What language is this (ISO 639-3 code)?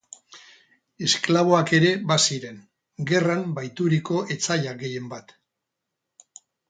eus